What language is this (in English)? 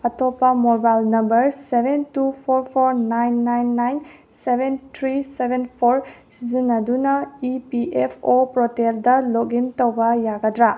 Manipuri